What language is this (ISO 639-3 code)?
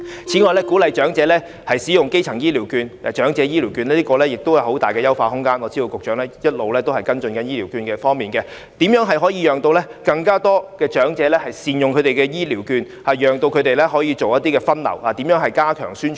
yue